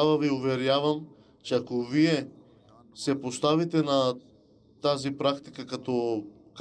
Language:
Bulgarian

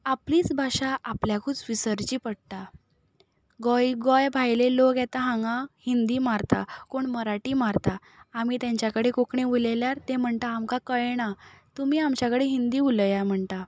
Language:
Konkani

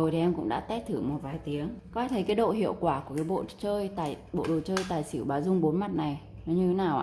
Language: Vietnamese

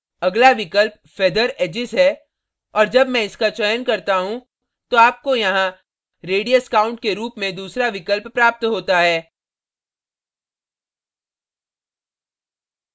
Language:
Hindi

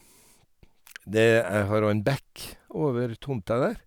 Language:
Norwegian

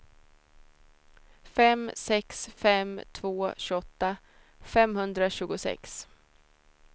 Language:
Swedish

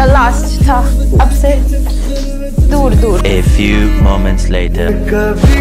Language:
Arabic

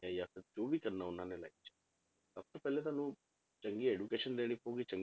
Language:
Punjabi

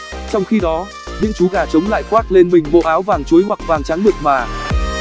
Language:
Vietnamese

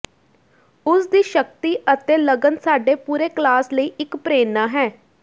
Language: Punjabi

